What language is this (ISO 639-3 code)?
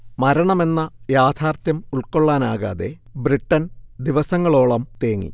mal